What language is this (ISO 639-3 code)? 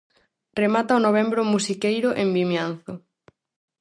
glg